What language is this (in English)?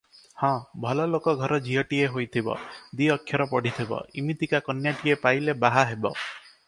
Odia